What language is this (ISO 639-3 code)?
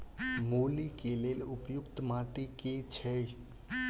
mai